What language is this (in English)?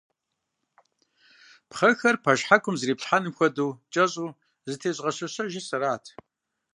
Kabardian